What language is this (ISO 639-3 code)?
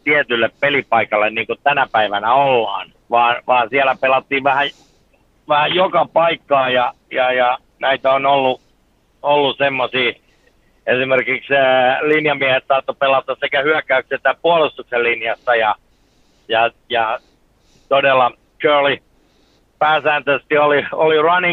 fin